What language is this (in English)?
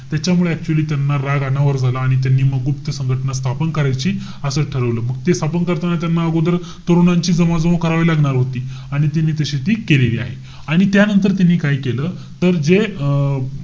Marathi